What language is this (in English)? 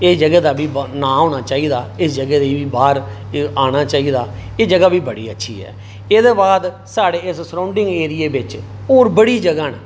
Dogri